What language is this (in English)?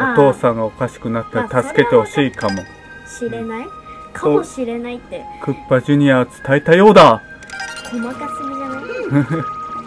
Japanese